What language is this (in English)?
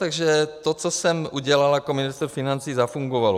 Czech